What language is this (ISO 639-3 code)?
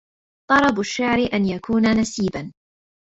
ara